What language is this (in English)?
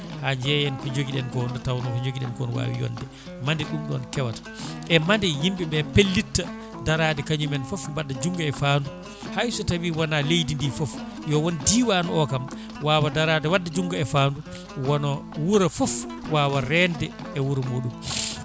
Fula